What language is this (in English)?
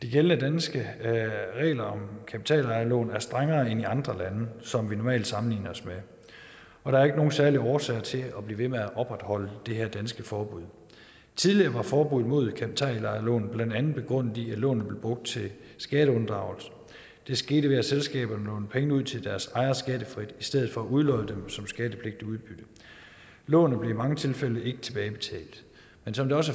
Danish